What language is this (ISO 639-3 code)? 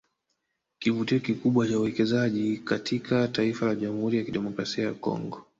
swa